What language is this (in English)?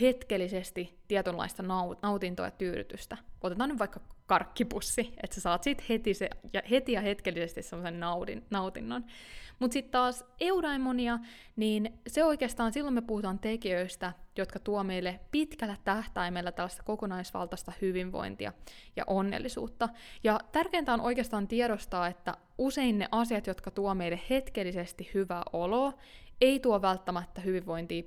Finnish